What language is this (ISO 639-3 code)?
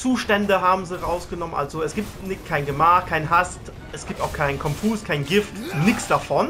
deu